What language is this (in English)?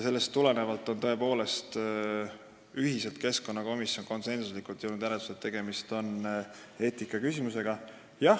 Estonian